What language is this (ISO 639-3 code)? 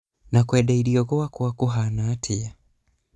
kik